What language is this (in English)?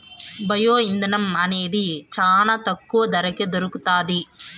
Telugu